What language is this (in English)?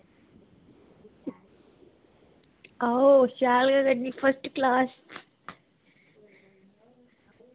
Dogri